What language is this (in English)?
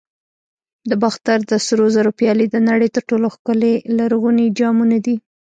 Pashto